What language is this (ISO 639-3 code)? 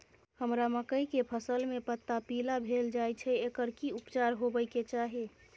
mai